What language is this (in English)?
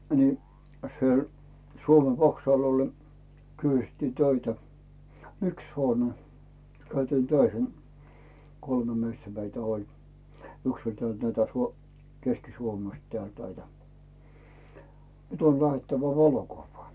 Finnish